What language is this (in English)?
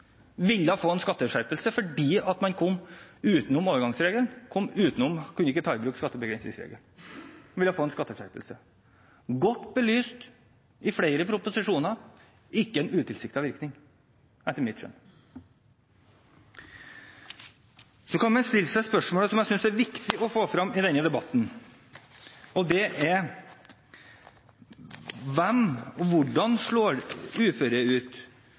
Norwegian Bokmål